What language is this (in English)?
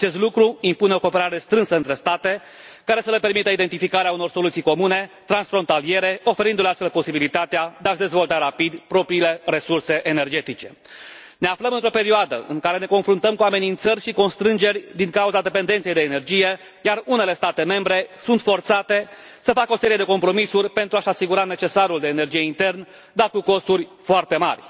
Romanian